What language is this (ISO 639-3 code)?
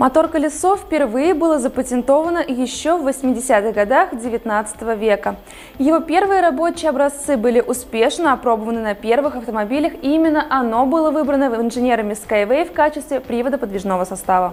rus